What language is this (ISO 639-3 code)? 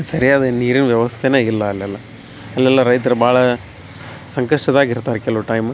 kan